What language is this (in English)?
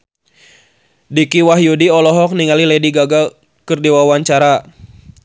Sundanese